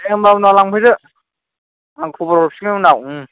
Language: Bodo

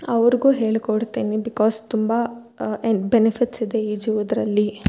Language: Kannada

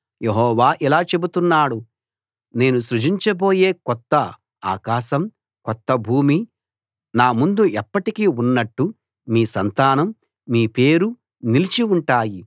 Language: Telugu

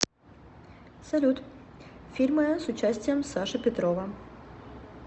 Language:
Russian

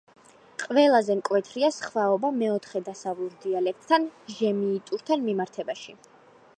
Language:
Georgian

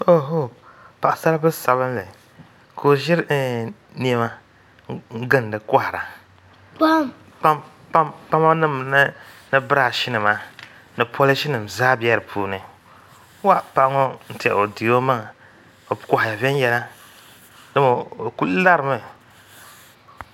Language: Dagbani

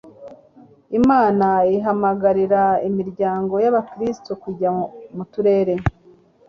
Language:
Kinyarwanda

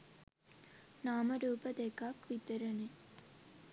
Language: Sinhala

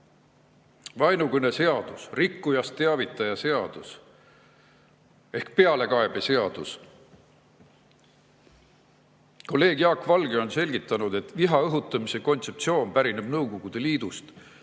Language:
Estonian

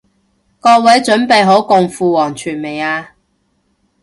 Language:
Cantonese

